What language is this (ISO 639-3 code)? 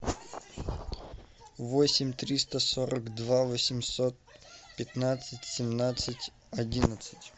rus